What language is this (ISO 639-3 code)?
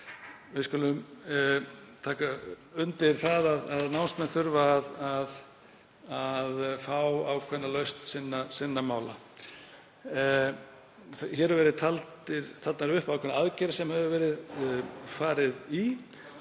isl